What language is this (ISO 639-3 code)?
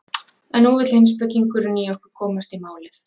isl